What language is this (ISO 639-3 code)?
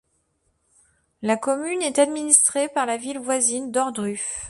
fra